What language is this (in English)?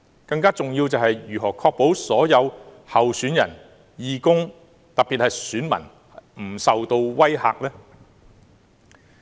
Cantonese